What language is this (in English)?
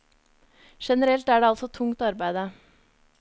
Norwegian